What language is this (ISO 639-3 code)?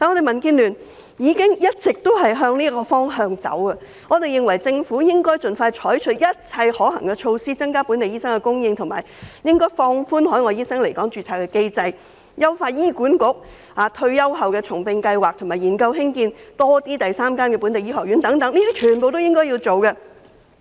yue